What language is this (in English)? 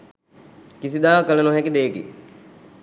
Sinhala